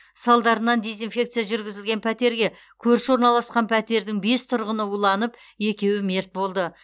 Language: Kazakh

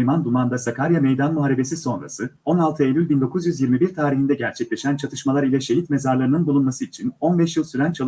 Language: Turkish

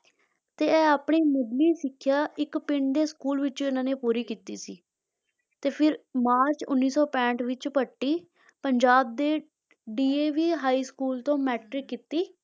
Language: Punjabi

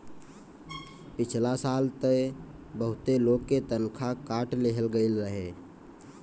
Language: Bhojpuri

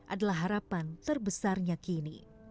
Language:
Indonesian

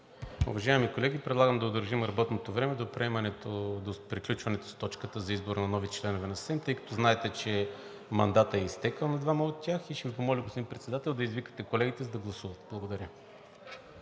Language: Bulgarian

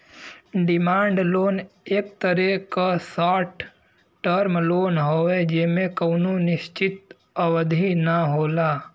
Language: Bhojpuri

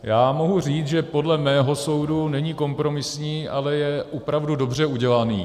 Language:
Czech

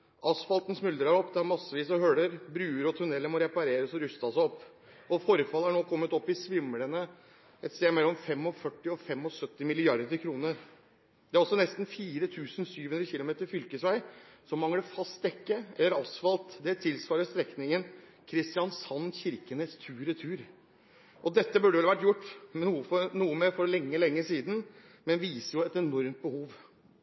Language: Norwegian Bokmål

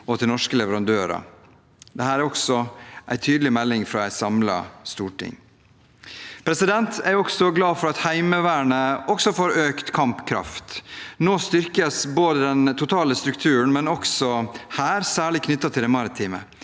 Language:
Norwegian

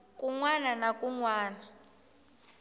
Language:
Tsonga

